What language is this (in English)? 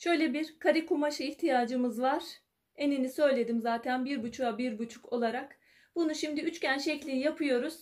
Turkish